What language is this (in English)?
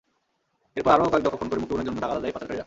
Bangla